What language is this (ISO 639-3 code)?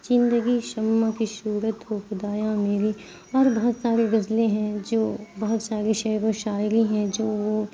urd